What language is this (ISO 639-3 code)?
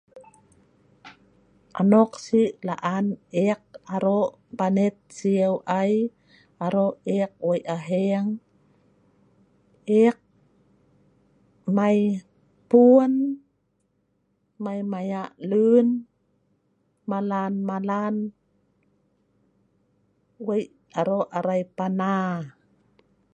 snv